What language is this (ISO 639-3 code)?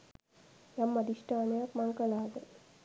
sin